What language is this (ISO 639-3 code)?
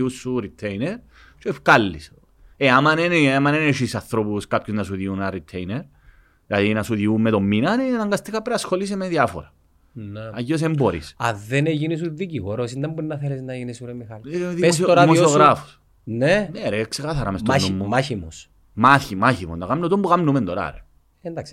ell